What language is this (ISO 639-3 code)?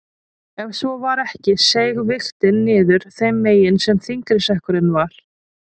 isl